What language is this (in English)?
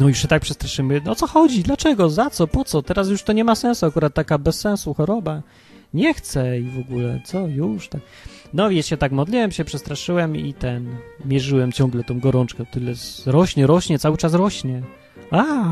Polish